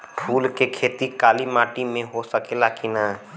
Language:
Bhojpuri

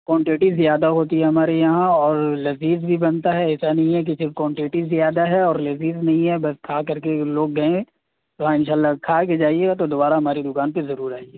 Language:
Urdu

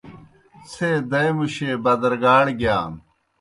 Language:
Kohistani Shina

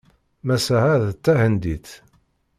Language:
Kabyle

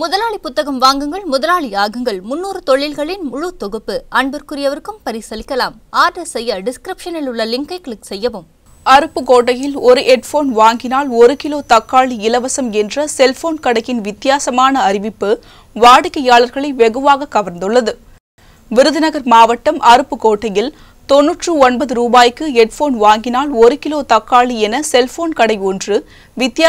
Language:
Hindi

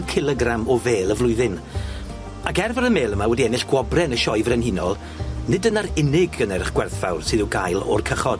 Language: Welsh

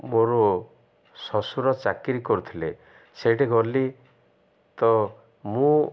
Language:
Odia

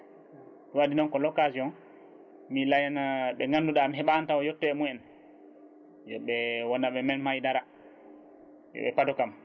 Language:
Fula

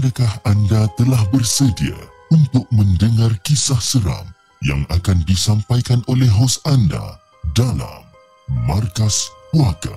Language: Malay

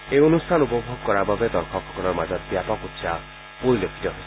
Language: Assamese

